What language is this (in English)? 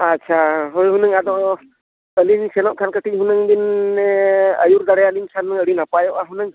Santali